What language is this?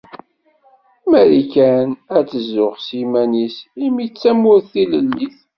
Kabyle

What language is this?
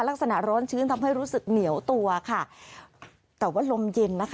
Thai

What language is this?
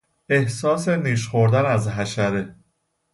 Persian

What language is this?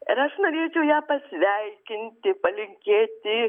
Lithuanian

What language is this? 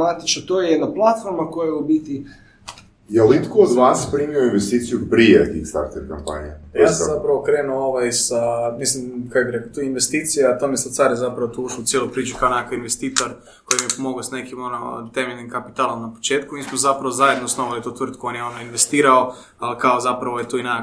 Croatian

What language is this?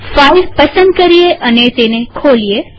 Gujarati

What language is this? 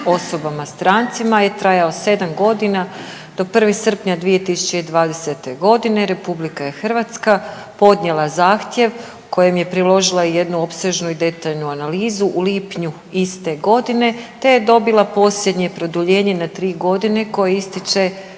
Croatian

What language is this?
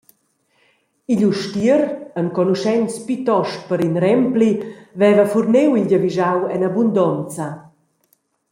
Romansh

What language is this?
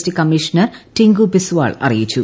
Malayalam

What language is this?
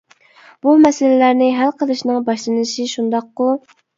Uyghur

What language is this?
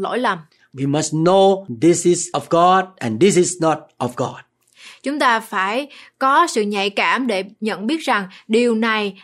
Vietnamese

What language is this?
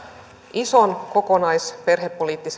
Finnish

